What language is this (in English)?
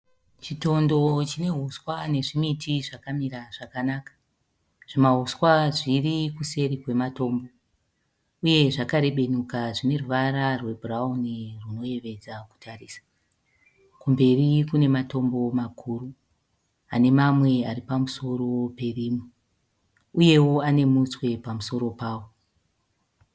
Shona